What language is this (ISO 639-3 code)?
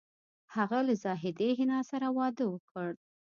pus